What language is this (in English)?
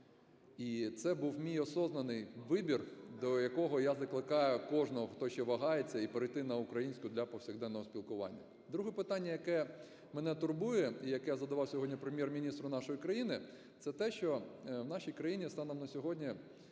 Ukrainian